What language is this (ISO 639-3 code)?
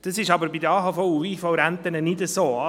gsw